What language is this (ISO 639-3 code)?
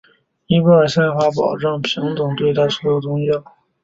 zho